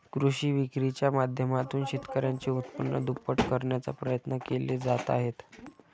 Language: Marathi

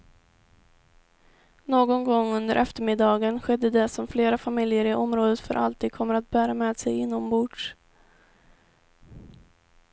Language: Swedish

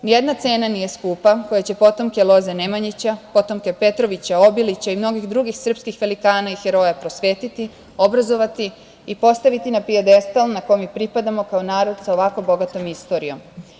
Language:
Serbian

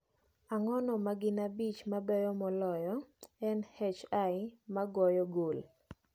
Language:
Luo (Kenya and Tanzania)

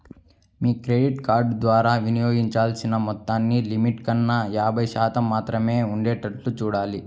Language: Telugu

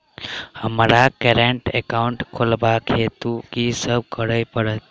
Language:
Maithili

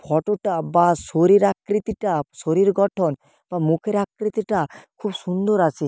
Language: Bangla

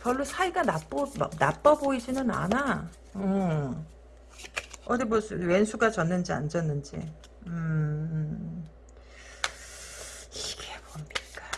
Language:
Korean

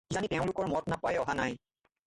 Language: Assamese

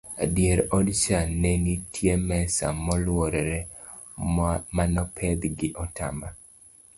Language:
Luo (Kenya and Tanzania)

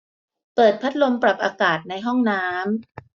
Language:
Thai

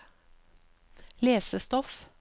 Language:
Norwegian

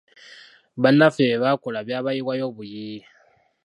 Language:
Ganda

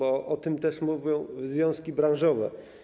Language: Polish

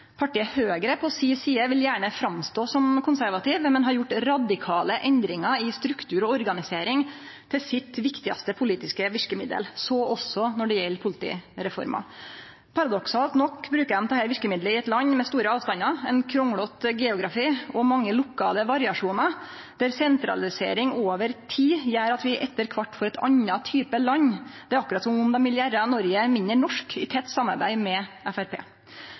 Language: Norwegian Nynorsk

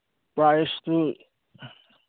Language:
Manipuri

